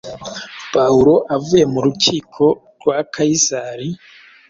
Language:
Kinyarwanda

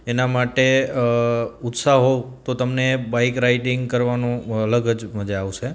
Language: Gujarati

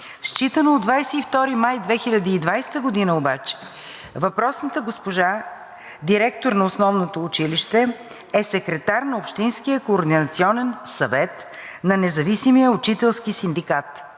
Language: Bulgarian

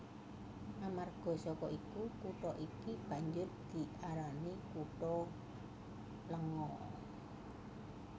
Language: Javanese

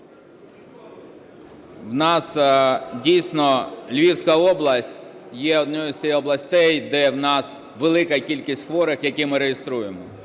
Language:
Ukrainian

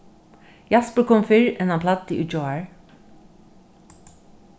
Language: Faroese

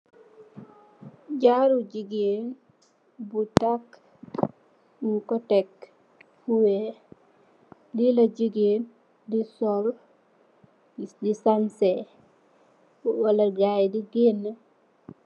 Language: Wolof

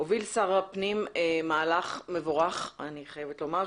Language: Hebrew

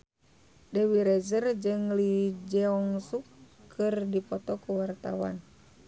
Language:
Sundanese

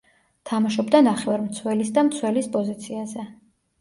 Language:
Georgian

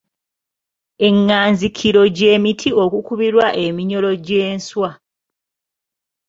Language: Ganda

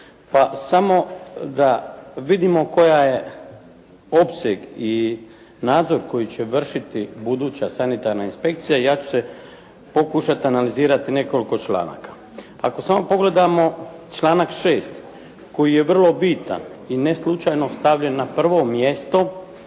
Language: Croatian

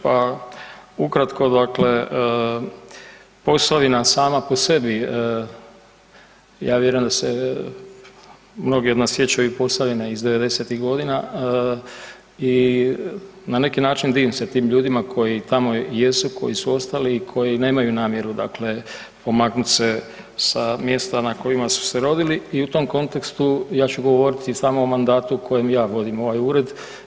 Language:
Croatian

